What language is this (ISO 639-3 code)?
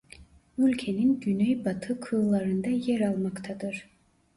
tur